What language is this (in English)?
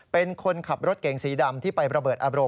Thai